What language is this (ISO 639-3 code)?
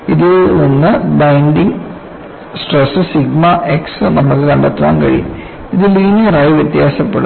mal